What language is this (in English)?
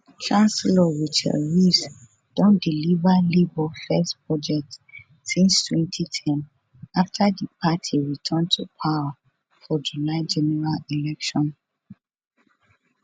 Nigerian Pidgin